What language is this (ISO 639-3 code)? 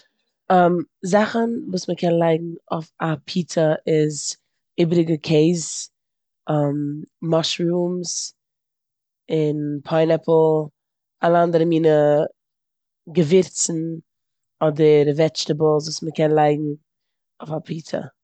yid